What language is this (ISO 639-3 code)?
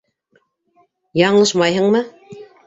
bak